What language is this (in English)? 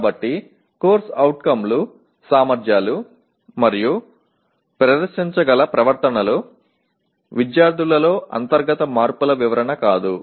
Telugu